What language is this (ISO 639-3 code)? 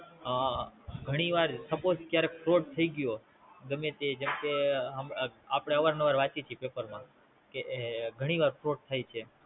guj